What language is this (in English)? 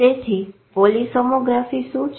Gujarati